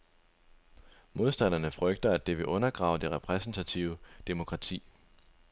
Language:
Danish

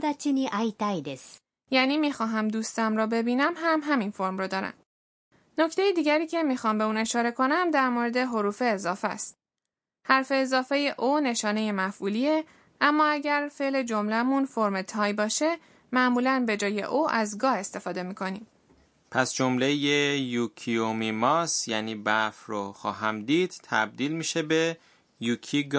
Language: Persian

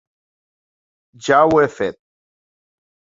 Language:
Catalan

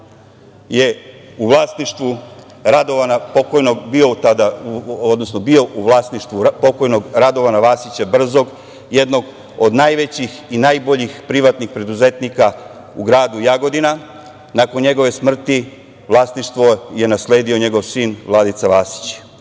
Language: Serbian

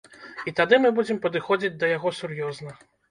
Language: Belarusian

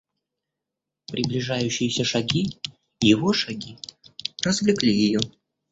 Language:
Russian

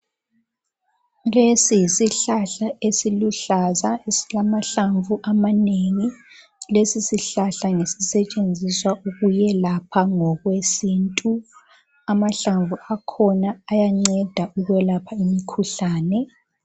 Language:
North Ndebele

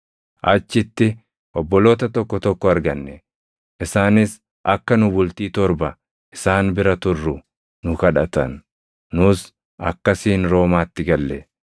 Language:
Oromo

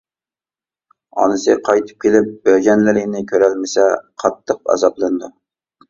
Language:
Uyghur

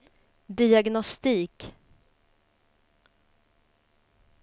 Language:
Swedish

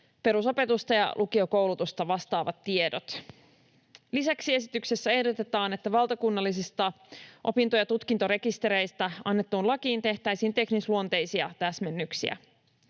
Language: Finnish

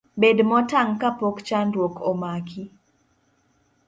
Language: Luo (Kenya and Tanzania)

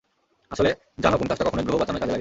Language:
Bangla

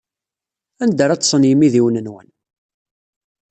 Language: Kabyle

